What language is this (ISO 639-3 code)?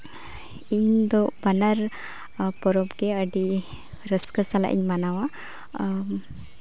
sat